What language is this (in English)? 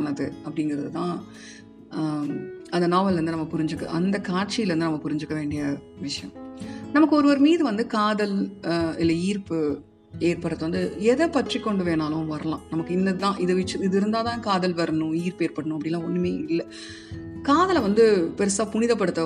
Tamil